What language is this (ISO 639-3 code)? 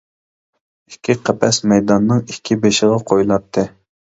uig